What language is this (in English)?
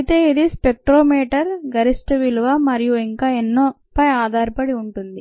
Telugu